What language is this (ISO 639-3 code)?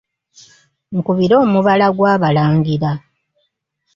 lug